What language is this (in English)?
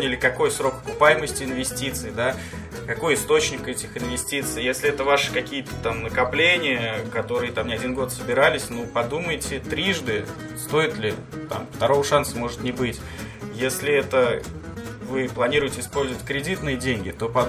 Russian